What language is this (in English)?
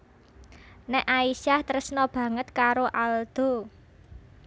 Javanese